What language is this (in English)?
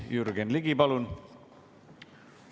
Estonian